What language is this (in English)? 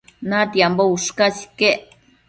Matsés